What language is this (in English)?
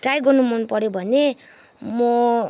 Nepali